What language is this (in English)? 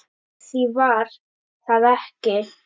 Icelandic